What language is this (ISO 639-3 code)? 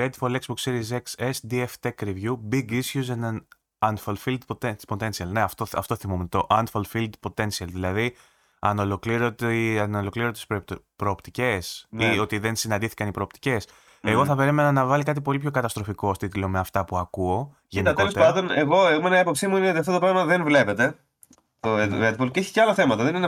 ell